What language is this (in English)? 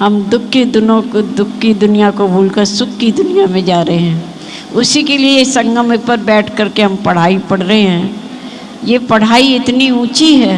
Hindi